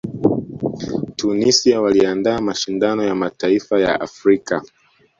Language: Swahili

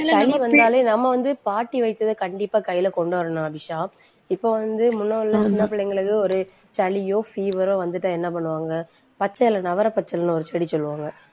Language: Tamil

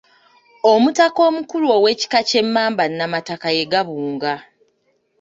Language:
Ganda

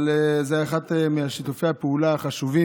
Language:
Hebrew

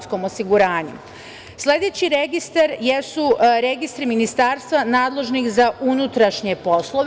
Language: Serbian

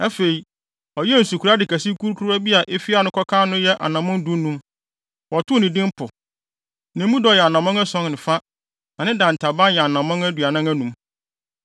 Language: Akan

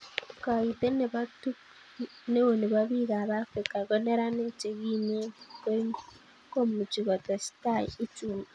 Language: Kalenjin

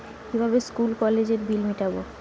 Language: Bangla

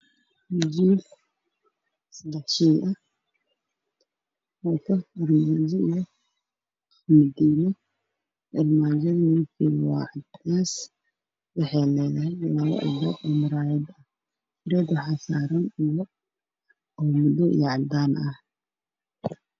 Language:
Somali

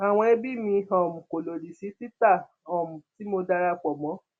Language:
Yoruba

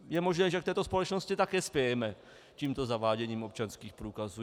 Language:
Czech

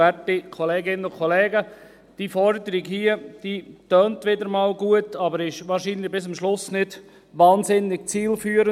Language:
Swiss German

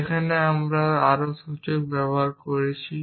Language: Bangla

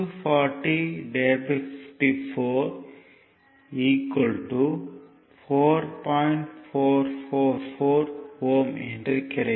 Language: Tamil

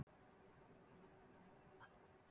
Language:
Icelandic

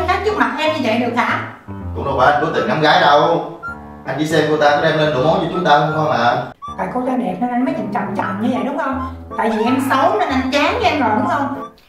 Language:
Vietnamese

